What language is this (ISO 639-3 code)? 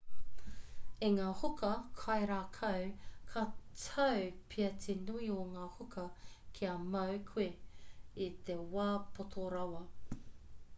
mri